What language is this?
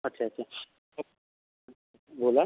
Marathi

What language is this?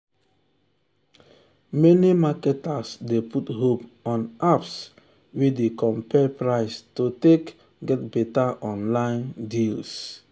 Nigerian Pidgin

